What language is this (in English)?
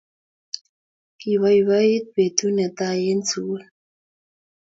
Kalenjin